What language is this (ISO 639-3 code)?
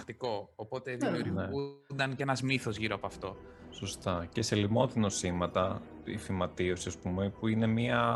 ell